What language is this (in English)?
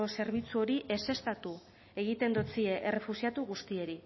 Basque